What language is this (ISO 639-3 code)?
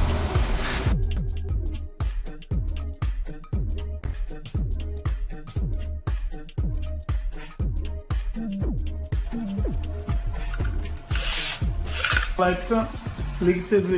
por